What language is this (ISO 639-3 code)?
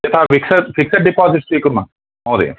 san